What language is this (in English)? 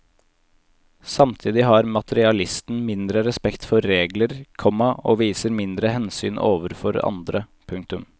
Norwegian